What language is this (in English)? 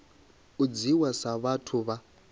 Venda